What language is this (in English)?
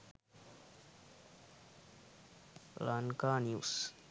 Sinhala